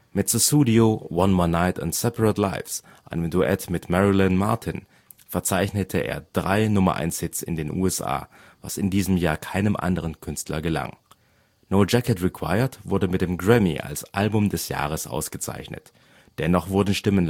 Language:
German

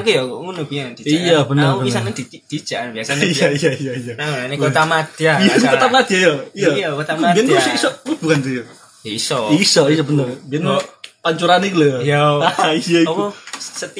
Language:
Indonesian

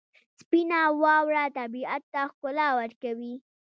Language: Pashto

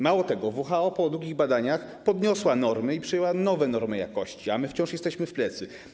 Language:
Polish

